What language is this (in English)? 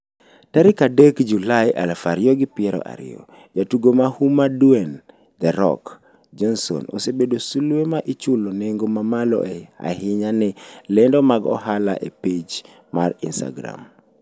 Luo (Kenya and Tanzania)